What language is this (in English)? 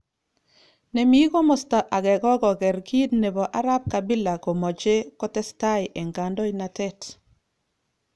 Kalenjin